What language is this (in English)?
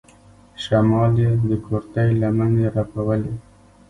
Pashto